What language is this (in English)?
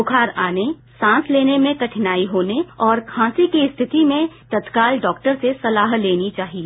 Hindi